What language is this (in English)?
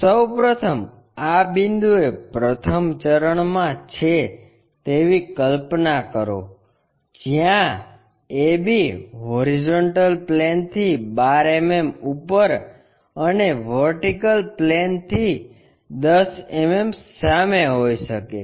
Gujarati